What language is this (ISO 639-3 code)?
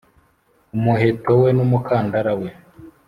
kin